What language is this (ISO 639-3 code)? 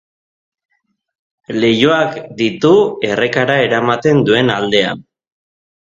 eus